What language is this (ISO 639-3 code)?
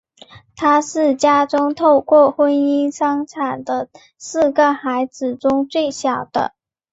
zho